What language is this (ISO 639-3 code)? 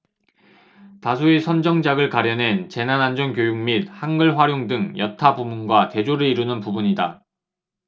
kor